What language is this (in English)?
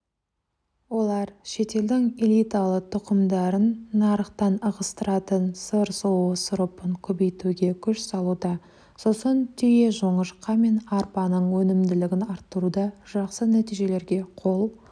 Kazakh